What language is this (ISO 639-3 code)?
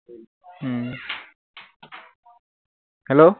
asm